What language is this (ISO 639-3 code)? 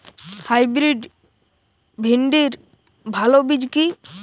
ben